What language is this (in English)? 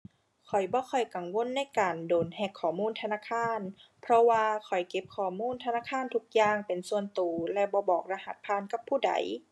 Thai